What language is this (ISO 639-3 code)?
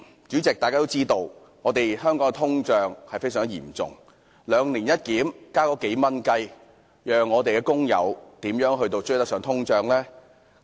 yue